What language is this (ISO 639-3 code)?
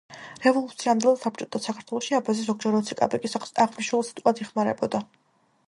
kat